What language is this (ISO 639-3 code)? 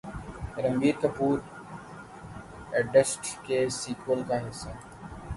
urd